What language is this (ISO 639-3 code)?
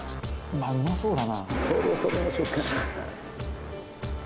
jpn